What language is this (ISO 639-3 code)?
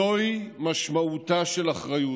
heb